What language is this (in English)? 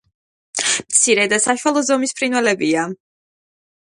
Georgian